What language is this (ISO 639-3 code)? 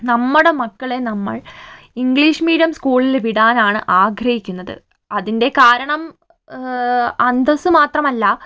mal